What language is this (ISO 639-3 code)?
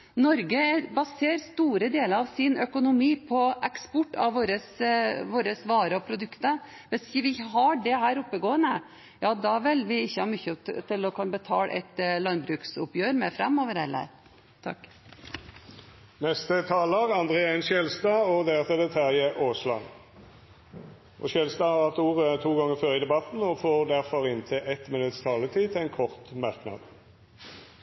nor